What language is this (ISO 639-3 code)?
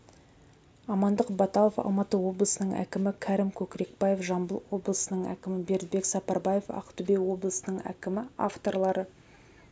kaz